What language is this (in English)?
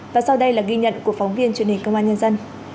Vietnamese